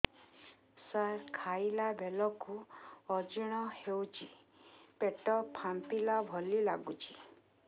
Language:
Odia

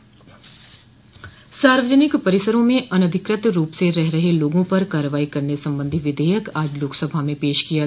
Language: Hindi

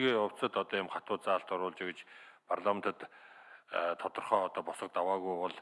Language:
Korean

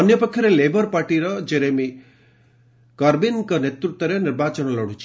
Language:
Odia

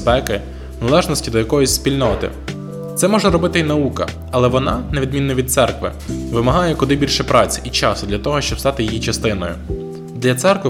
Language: Ukrainian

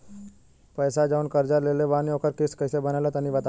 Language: Bhojpuri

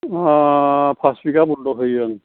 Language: Bodo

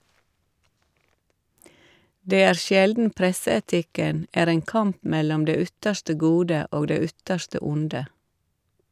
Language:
Norwegian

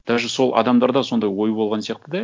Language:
Kazakh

